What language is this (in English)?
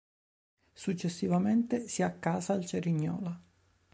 Italian